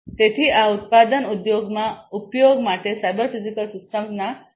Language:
Gujarati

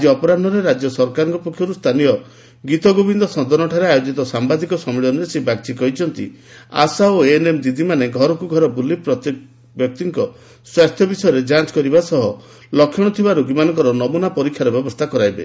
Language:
Odia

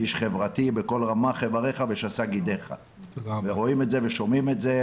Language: Hebrew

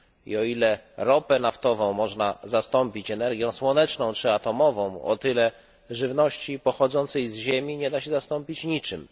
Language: Polish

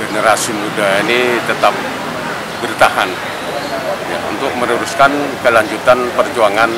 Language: Indonesian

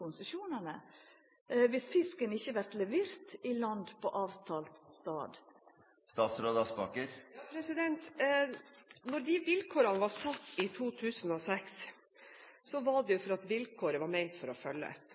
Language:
Norwegian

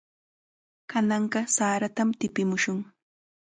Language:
Chiquián Ancash Quechua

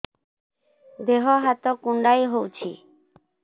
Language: Odia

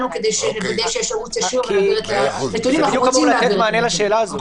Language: Hebrew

